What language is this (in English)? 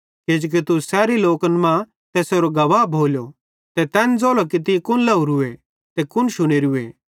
Bhadrawahi